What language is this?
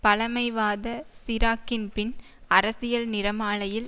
Tamil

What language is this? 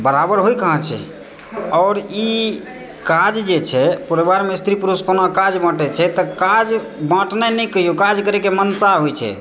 Maithili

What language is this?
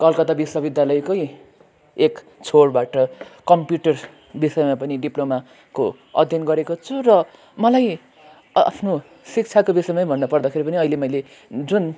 Nepali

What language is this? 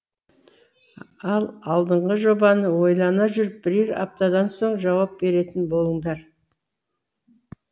Kazakh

